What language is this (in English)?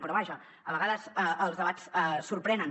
Catalan